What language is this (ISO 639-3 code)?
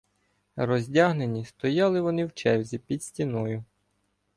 ukr